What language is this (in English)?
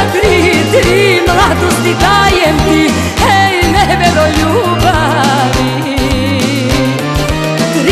Romanian